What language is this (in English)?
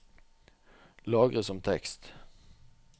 Norwegian